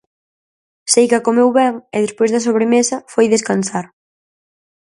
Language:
Galician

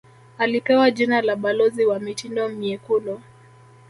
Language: Swahili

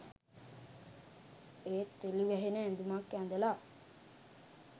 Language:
Sinhala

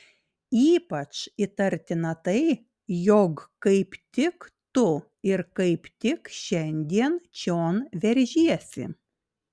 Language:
Lithuanian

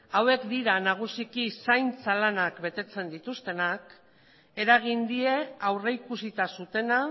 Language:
Basque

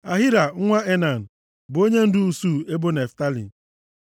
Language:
Igbo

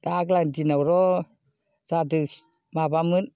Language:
Bodo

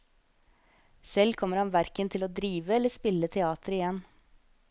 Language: Norwegian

